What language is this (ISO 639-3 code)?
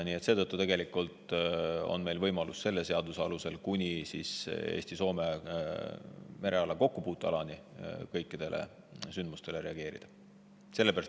est